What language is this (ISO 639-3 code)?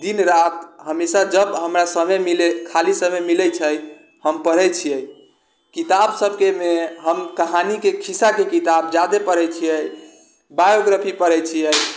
mai